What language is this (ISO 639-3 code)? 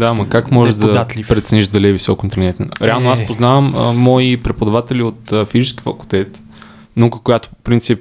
bul